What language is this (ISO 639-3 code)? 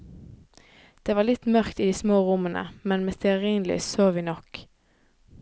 nor